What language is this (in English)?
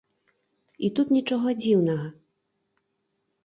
Belarusian